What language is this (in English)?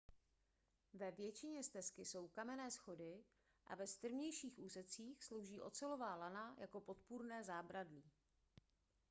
Czech